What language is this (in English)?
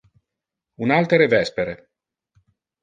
Interlingua